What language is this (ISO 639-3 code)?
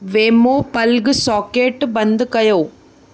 snd